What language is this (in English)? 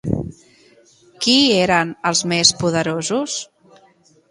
Catalan